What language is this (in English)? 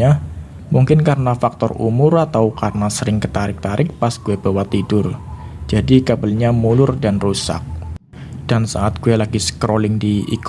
Indonesian